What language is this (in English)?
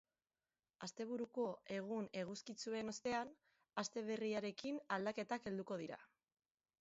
Basque